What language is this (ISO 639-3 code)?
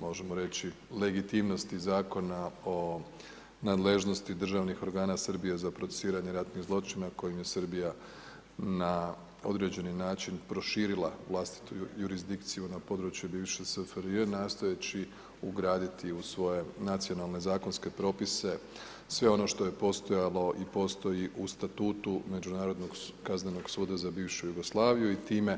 hrv